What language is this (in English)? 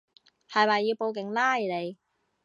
Cantonese